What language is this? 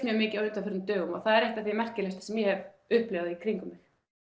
Icelandic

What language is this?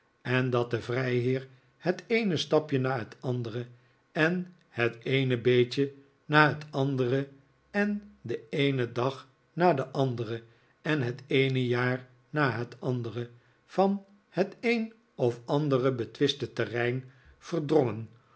Dutch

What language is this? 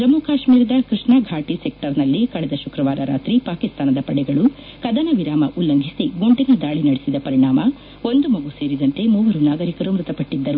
Kannada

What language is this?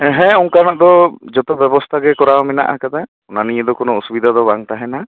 Santali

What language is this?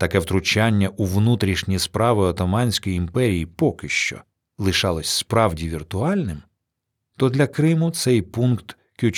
Ukrainian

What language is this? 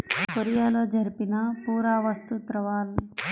Telugu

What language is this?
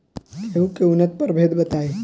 Bhojpuri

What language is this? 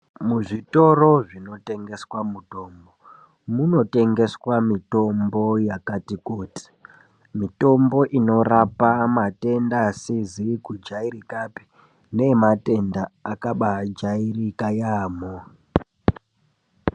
Ndau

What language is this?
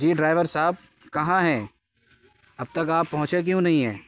Urdu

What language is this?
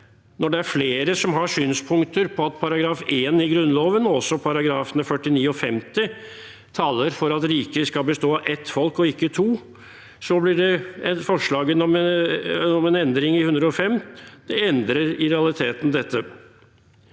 Norwegian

